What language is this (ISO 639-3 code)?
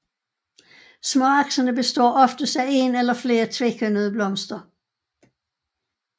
dan